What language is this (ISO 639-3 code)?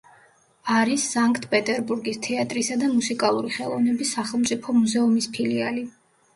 kat